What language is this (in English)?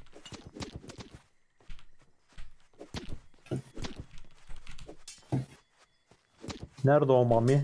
Turkish